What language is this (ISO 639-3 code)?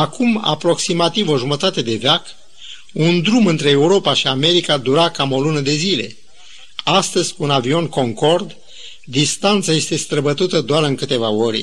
ron